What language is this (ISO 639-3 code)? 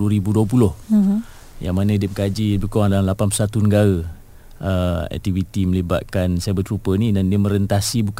msa